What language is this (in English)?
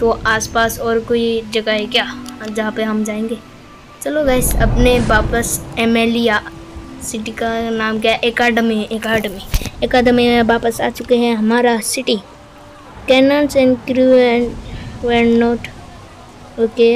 Hindi